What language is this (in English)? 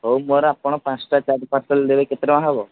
Odia